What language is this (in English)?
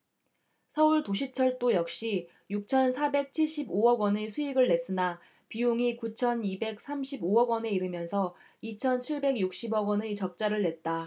Korean